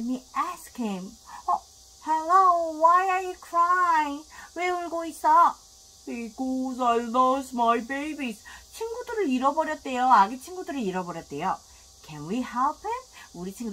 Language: Korean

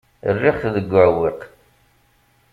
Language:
Kabyle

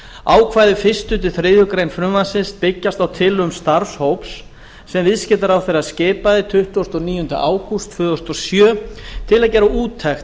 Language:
Icelandic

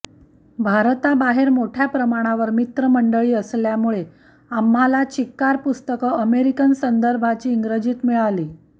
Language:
Marathi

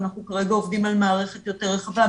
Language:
Hebrew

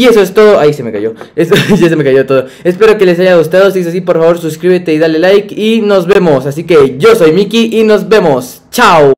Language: Spanish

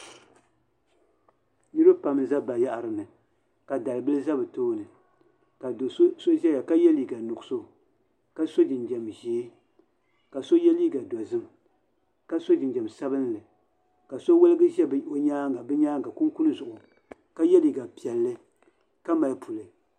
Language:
Dagbani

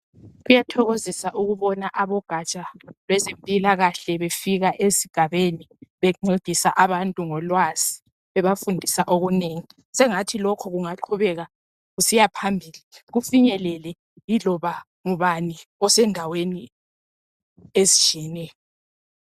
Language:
North Ndebele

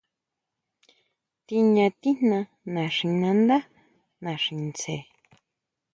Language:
Huautla Mazatec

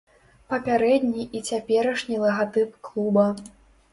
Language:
Belarusian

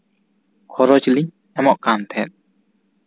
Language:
Santali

